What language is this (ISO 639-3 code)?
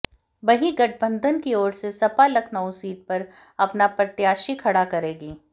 hin